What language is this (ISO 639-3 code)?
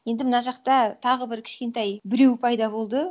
kaz